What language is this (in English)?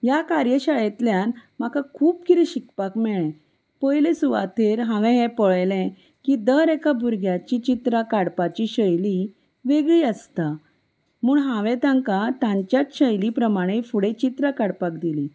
Konkani